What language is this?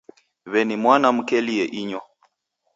Taita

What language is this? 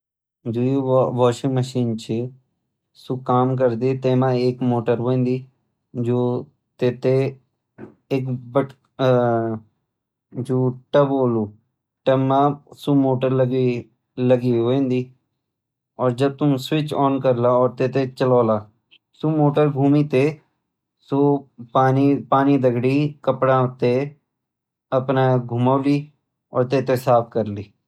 Garhwali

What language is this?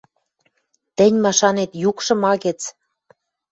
Western Mari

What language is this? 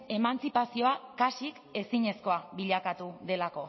Basque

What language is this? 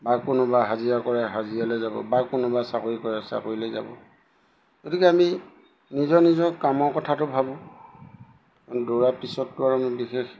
Assamese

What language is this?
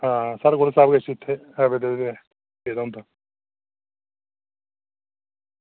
Dogri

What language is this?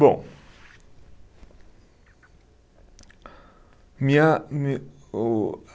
Portuguese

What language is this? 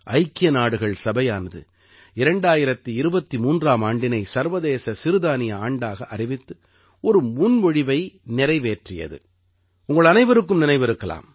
Tamil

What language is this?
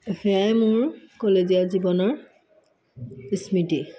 Assamese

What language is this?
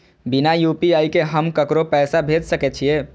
Maithili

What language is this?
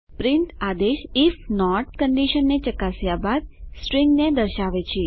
Gujarati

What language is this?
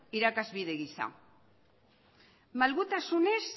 Basque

